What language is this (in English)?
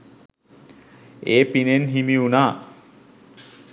Sinhala